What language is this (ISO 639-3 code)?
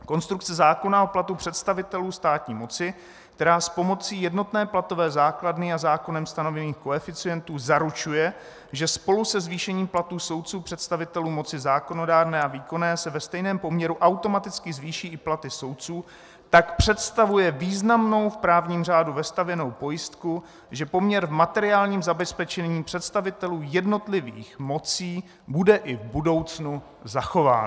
ces